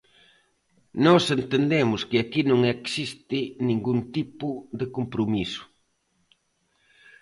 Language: Galician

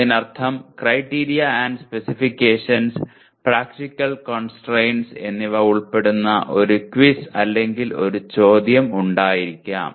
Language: Malayalam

